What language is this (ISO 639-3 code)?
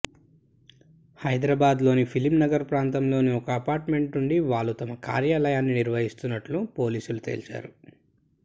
tel